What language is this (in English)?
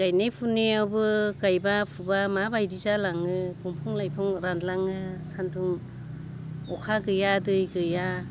Bodo